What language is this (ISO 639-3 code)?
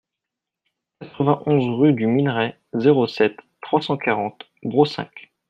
fra